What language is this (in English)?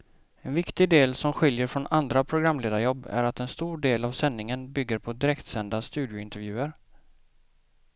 Swedish